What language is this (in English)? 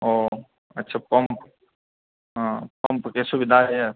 Maithili